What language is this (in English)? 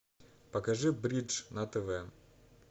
Russian